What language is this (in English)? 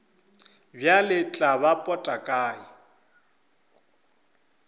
Northern Sotho